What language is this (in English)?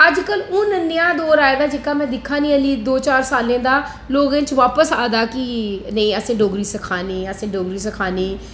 Dogri